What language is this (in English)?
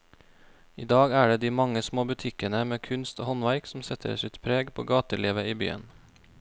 Norwegian